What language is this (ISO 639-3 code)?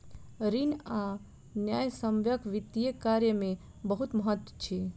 mai